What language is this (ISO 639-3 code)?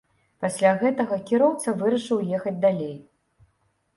bel